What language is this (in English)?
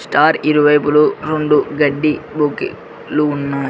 Telugu